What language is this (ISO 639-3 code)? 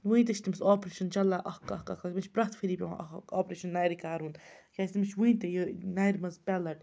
kas